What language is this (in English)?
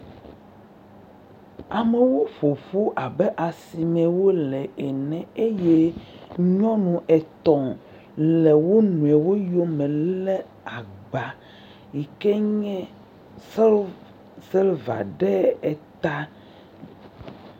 Ewe